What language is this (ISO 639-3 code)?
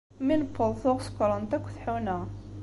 kab